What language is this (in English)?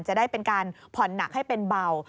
Thai